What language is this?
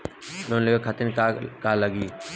Bhojpuri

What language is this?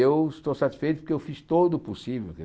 Portuguese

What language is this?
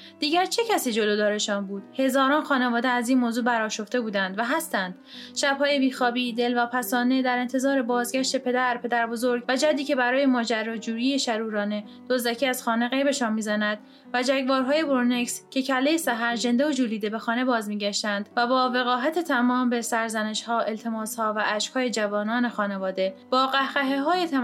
Persian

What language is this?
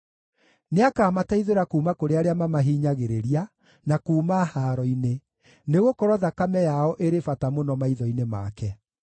Kikuyu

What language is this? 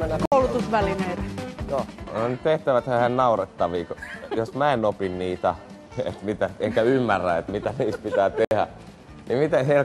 Finnish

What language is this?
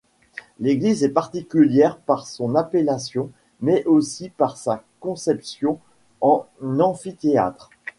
French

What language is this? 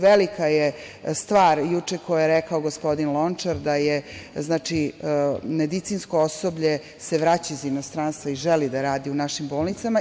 Serbian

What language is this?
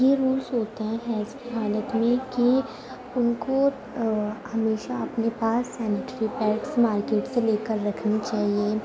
Urdu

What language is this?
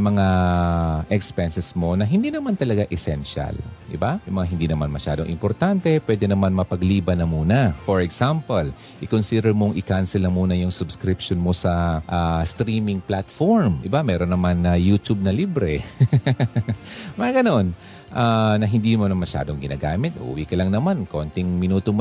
Filipino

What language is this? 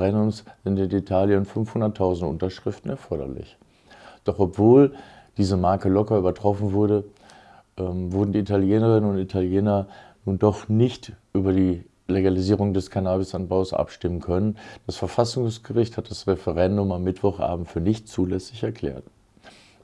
German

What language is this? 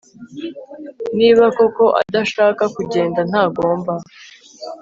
Kinyarwanda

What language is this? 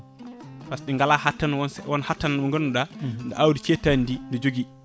Fula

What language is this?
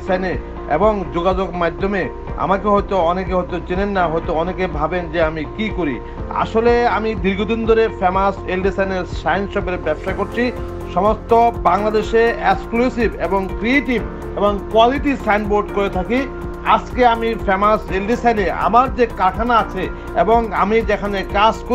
Polish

